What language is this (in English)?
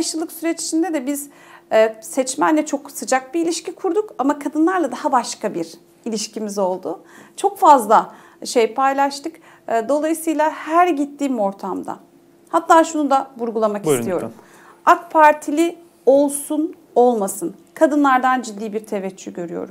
Turkish